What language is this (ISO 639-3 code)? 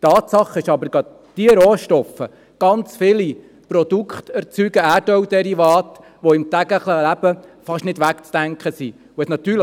gsw